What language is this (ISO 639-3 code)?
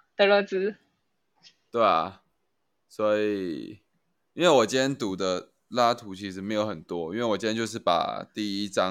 zho